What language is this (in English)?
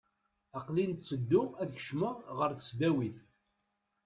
Kabyle